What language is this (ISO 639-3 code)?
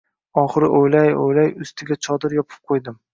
uzb